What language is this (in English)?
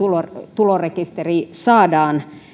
Finnish